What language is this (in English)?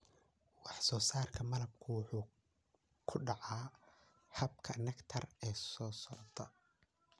Somali